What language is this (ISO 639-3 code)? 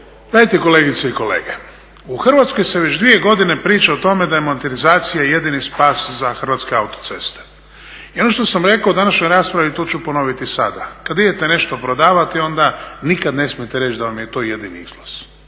hrv